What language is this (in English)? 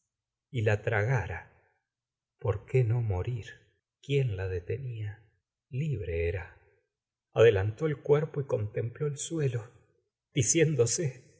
Spanish